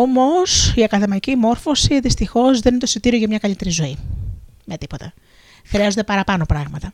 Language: Greek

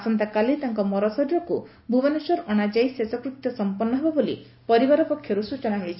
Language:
Odia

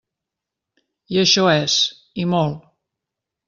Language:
Catalan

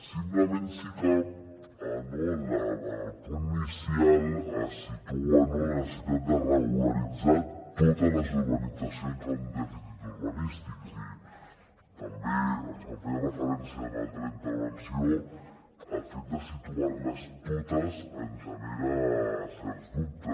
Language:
Catalan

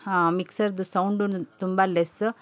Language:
Kannada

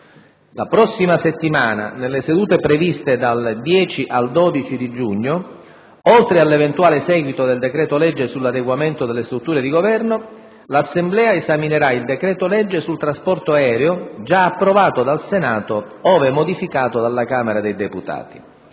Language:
Italian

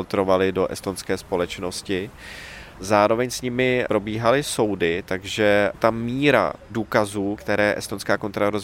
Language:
Czech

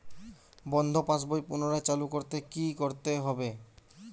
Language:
Bangla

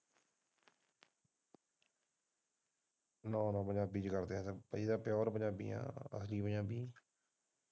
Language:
Punjabi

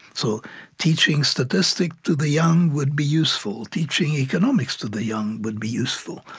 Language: English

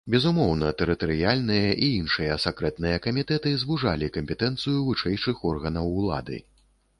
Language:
Belarusian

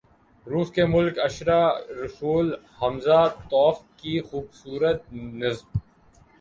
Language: Urdu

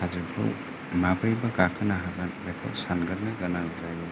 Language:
Bodo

